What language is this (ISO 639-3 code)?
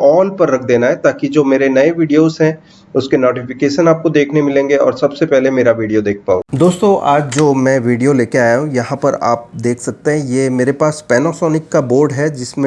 hin